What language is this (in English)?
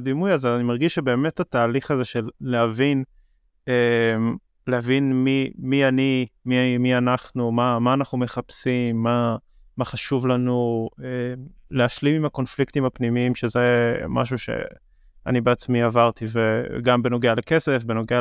Hebrew